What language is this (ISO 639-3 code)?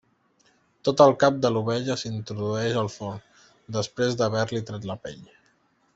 cat